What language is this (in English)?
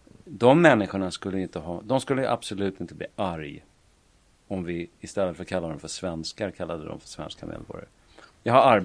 Swedish